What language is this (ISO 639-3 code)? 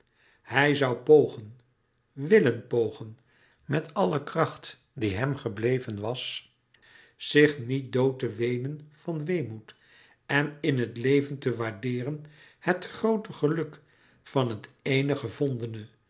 nld